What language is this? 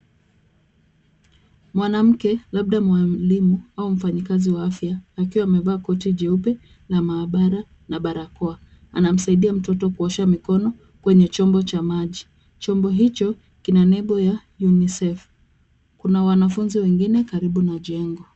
Swahili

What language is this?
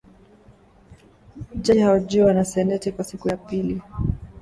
Swahili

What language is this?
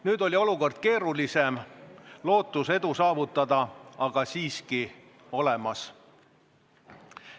Estonian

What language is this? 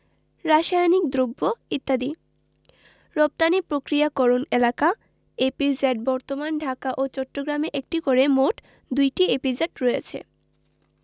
Bangla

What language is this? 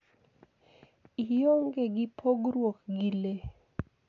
Luo (Kenya and Tanzania)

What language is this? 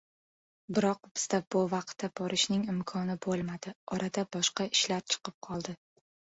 Uzbek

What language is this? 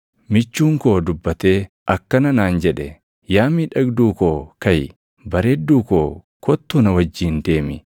Oromo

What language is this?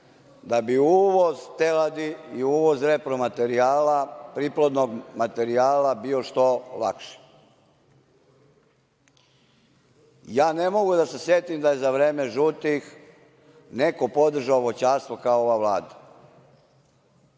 Serbian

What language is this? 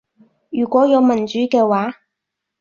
Cantonese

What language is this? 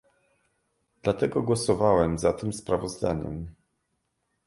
Polish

